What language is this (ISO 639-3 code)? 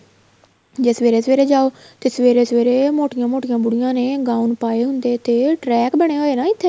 pan